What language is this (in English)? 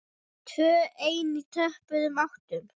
Icelandic